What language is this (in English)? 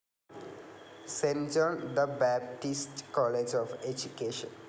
Malayalam